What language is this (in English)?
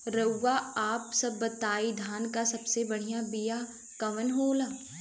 Bhojpuri